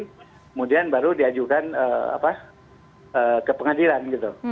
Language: Indonesian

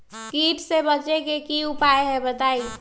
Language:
Magahi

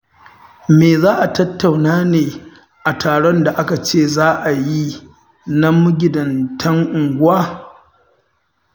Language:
Hausa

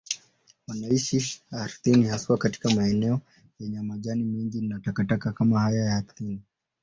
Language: Swahili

